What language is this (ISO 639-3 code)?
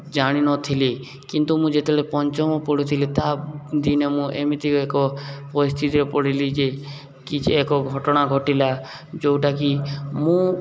ori